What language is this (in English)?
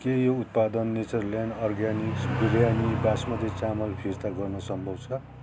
Nepali